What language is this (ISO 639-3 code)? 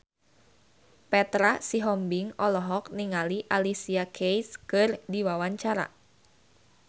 sun